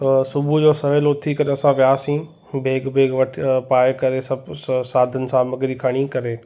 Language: Sindhi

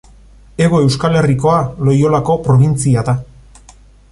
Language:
Basque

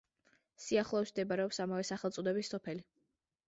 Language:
Georgian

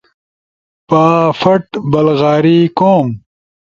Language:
Ushojo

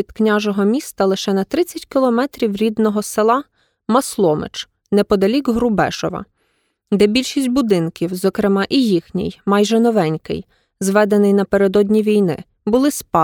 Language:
Ukrainian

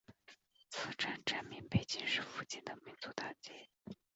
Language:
Chinese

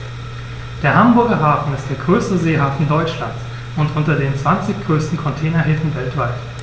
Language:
German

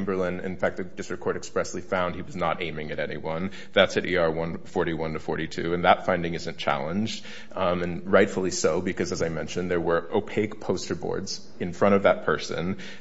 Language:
English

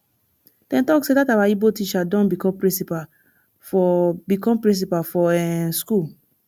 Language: Nigerian Pidgin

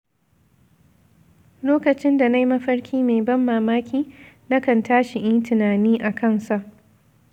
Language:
Hausa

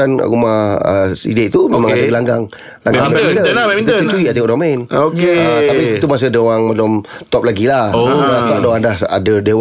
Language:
Malay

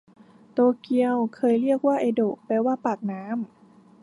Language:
Thai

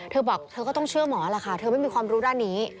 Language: Thai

